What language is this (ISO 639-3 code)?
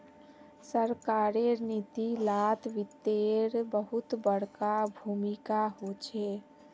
mag